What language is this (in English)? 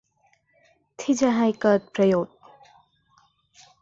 Thai